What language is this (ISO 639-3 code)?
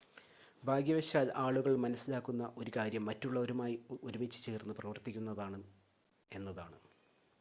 mal